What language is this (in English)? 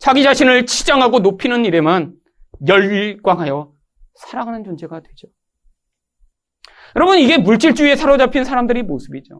Korean